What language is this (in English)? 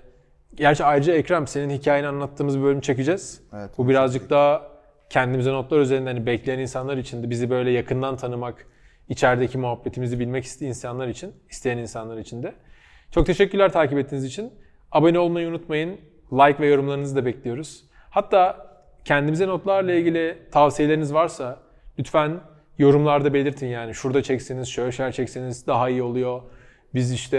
Turkish